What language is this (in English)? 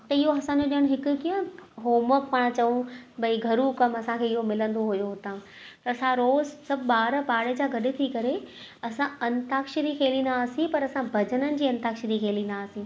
Sindhi